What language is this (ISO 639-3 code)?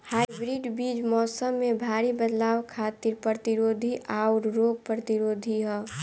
bho